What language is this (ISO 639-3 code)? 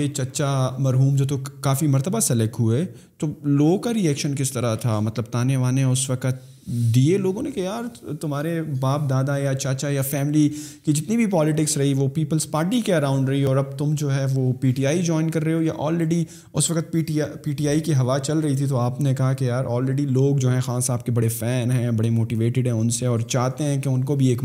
urd